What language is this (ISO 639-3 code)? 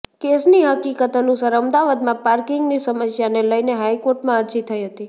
guj